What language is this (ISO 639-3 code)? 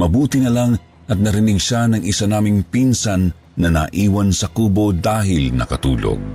fil